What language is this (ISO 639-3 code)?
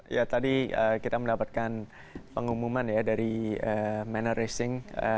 ind